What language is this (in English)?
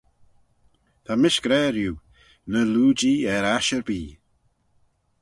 Manx